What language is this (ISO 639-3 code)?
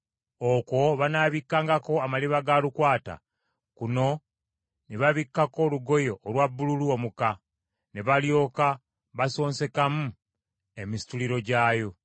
lug